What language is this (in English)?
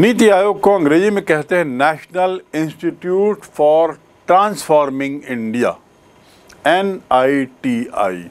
Hindi